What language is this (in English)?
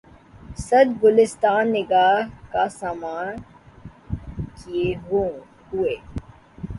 Urdu